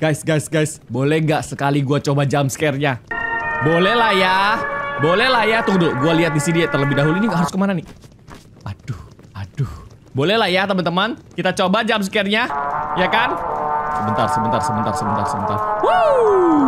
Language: Indonesian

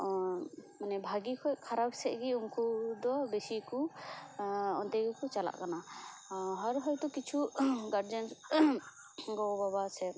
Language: Santali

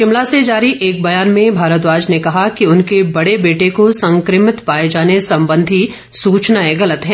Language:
Hindi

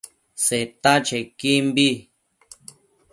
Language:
Matsés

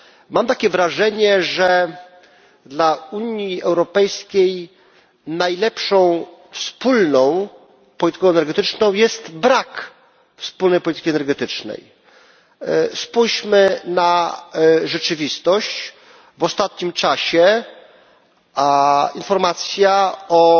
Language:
Polish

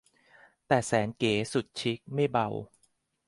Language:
Thai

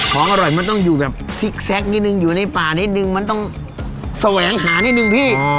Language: Thai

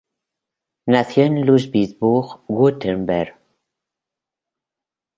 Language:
Spanish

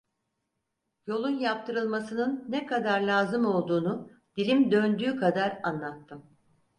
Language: Turkish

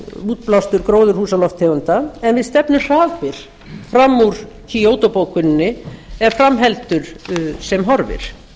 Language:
Icelandic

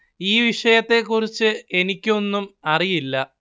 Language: Malayalam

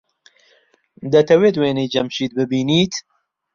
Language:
Central Kurdish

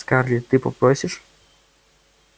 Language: Russian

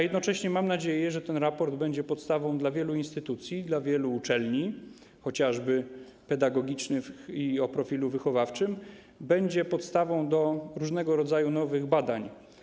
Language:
Polish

